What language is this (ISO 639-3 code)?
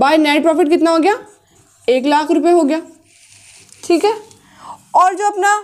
hin